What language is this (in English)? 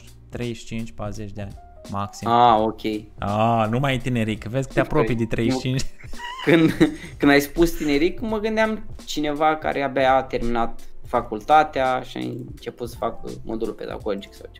Romanian